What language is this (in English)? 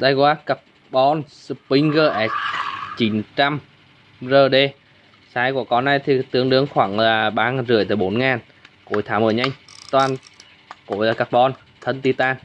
Vietnamese